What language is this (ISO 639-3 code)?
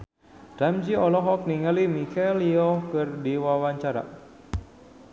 sun